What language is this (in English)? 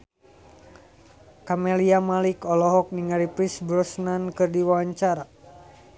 Sundanese